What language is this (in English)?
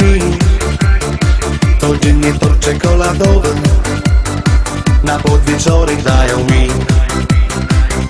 Vietnamese